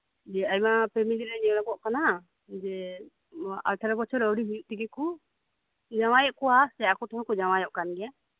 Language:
Santali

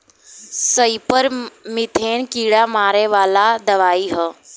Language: Bhojpuri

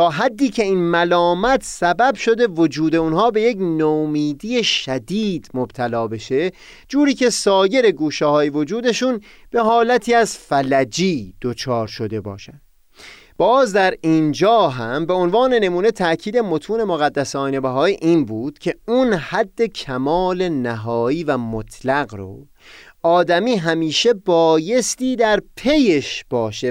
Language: Persian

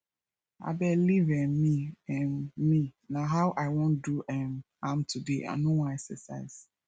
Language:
Nigerian Pidgin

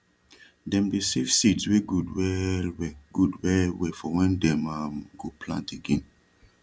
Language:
Nigerian Pidgin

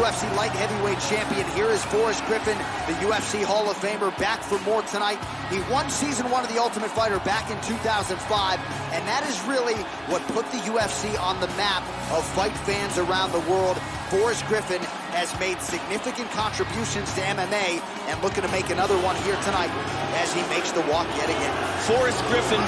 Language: English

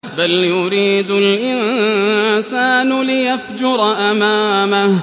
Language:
Arabic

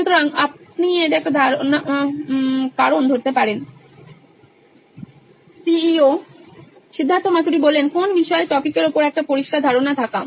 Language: Bangla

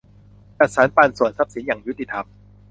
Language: Thai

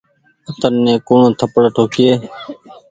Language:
Goaria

